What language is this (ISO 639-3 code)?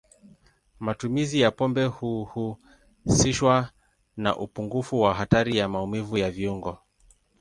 swa